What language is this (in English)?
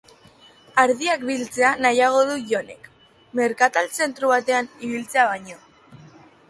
Basque